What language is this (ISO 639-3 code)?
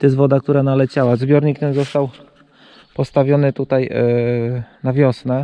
pol